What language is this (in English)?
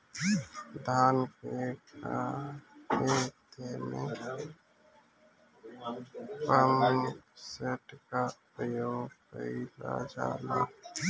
Bhojpuri